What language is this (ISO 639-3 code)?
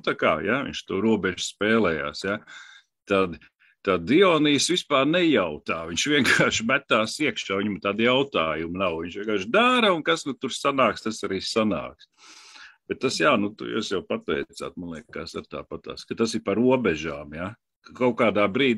lav